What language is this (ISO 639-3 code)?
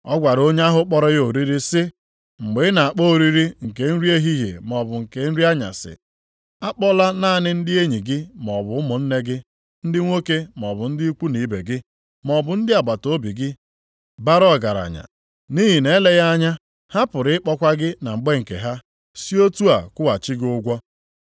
ibo